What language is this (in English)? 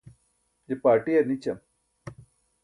Burushaski